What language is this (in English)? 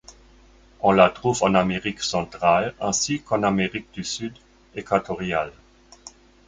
French